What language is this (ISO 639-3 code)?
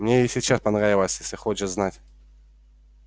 rus